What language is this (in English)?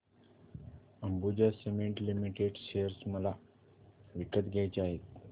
Marathi